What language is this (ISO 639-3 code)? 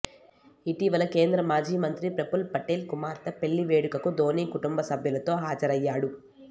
tel